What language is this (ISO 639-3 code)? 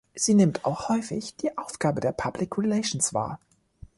deu